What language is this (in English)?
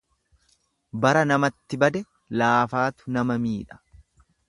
Oromo